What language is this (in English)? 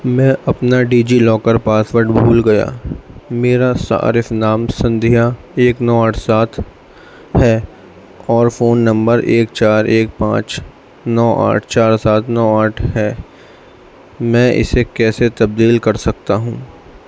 Urdu